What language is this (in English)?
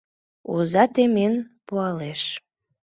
Mari